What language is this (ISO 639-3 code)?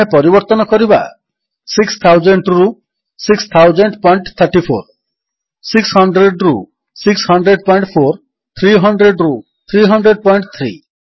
ori